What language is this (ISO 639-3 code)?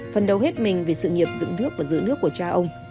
vie